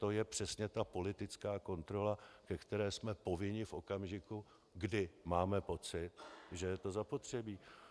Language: Czech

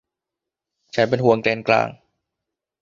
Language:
Thai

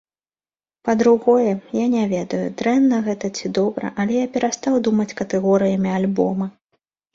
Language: Belarusian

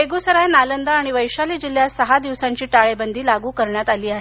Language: Marathi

